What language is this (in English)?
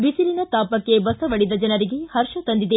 Kannada